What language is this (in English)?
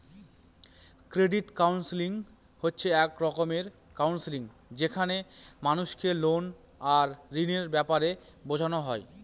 Bangla